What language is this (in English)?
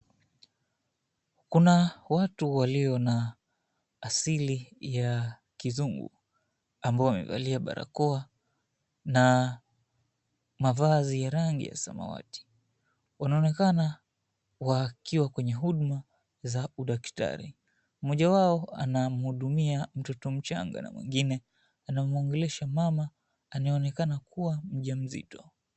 Swahili